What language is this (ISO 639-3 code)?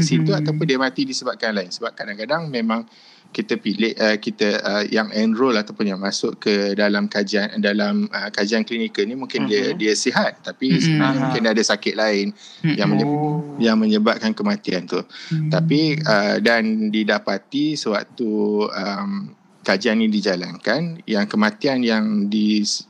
msa